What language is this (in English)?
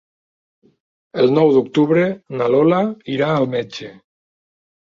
Catalan